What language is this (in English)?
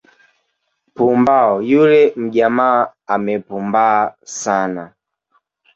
Swahili